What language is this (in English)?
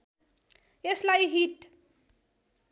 Nepali